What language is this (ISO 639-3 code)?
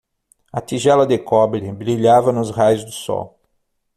por